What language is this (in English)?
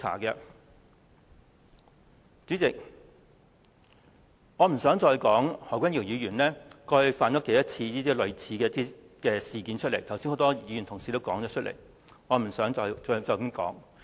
Cantonese